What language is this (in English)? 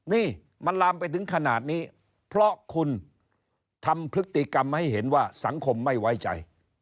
Thai